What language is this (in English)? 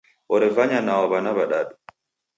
Taita